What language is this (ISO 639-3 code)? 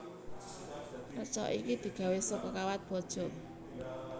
jav